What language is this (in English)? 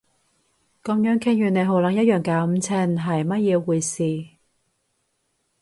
Cantonese